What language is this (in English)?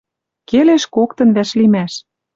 Western Mari